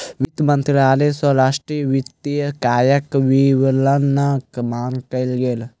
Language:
Maithili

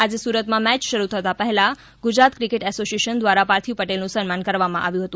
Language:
Gujarati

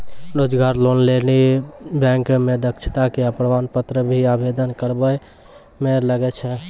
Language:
Maithili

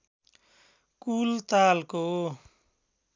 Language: Nepali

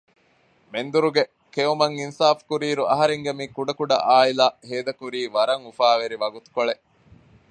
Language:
Divehi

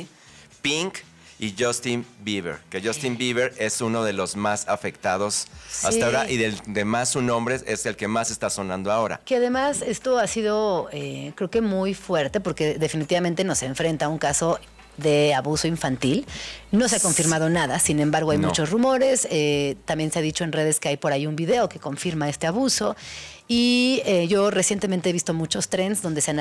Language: Spanish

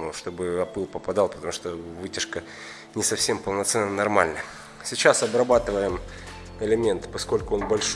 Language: Russian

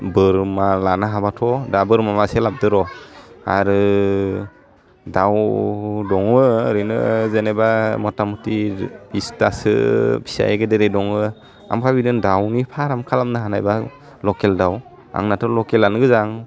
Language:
Bodo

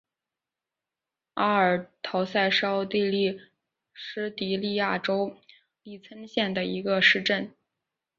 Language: Chinese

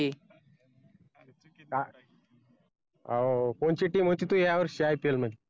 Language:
Marathi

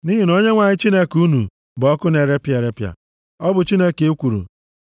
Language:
Igbo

